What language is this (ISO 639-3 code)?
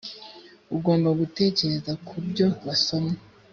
kin